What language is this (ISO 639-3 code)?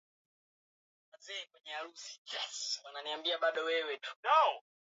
swa